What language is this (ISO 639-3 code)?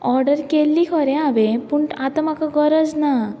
kok